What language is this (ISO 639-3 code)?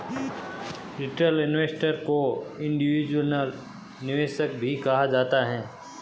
hin